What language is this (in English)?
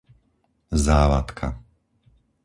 Slovak